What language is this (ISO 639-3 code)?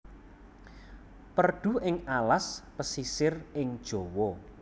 jav